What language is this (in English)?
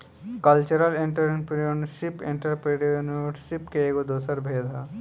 Bhojpuri